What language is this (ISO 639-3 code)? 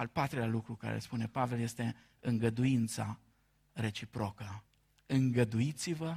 ron